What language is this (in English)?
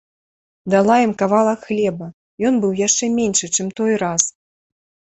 Belarusian